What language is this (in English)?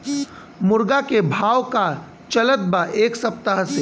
Bhojpuri